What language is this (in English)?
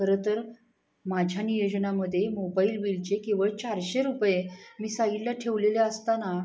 Marathi